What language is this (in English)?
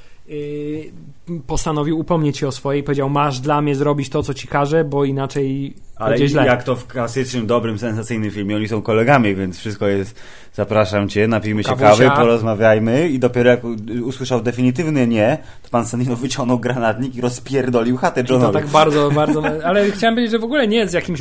Polish